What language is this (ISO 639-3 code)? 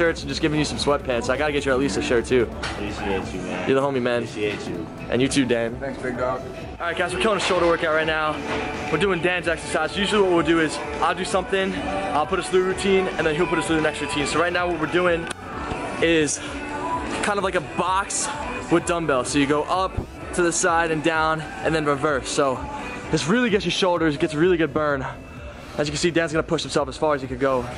eng